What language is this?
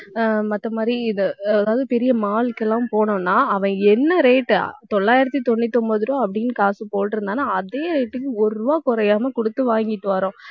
Tamil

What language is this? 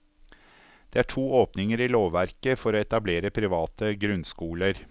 Norwegian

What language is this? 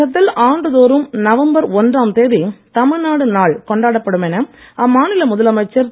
Tamil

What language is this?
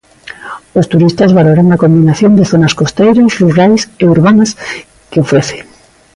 Galician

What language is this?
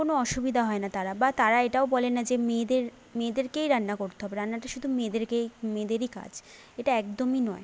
Bangla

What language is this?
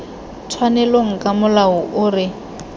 Tswana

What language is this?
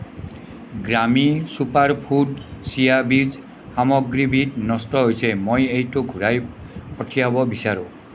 Assamese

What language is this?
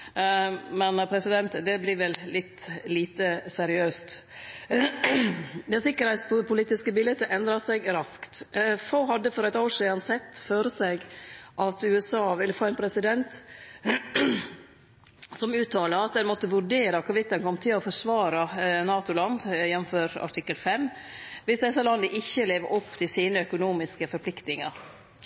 Norwegian Nynorsk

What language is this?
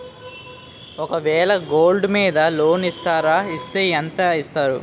Telugu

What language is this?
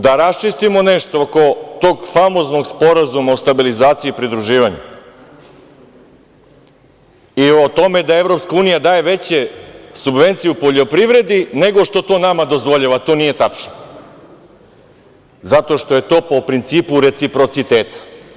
Serbian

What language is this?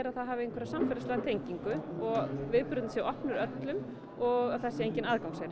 Icelandic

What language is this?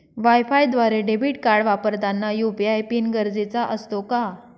Marathi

